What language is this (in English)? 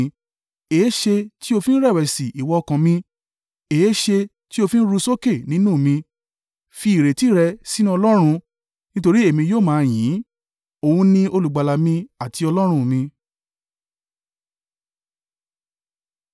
Yoruba